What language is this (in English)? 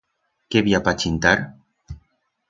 Aragonese